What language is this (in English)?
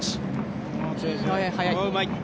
Japanese